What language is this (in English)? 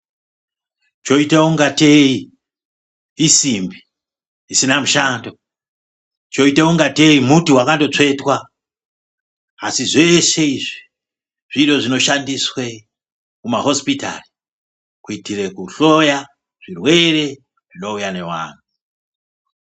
Ndau